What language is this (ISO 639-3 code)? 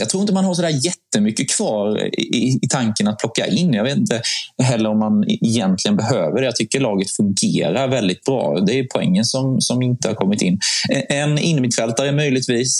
swe